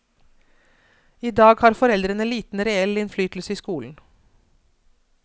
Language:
Norwegian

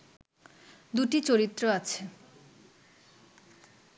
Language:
Bangla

